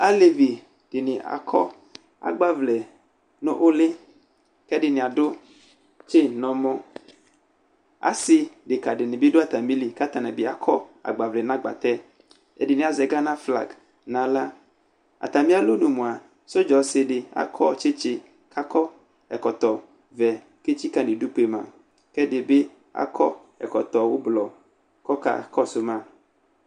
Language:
Ikposo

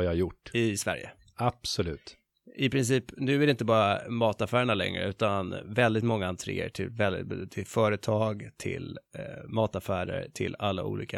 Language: Swedish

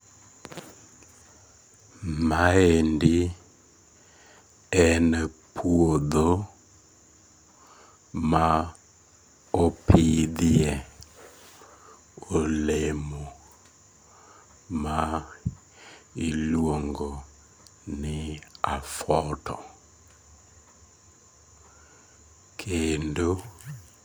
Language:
Luo (Kenya and Tanzania)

